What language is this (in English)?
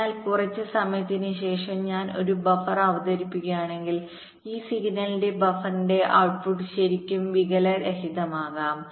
Malayalam